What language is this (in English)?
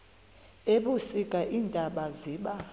Xhosa